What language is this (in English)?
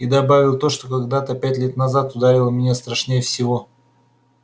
Russian